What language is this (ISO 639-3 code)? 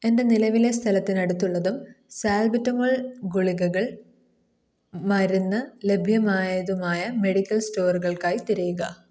mal